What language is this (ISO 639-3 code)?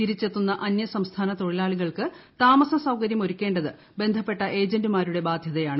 mal